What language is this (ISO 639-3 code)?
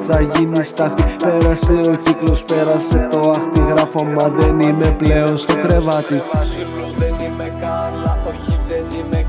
ell